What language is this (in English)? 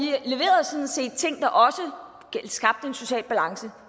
Danish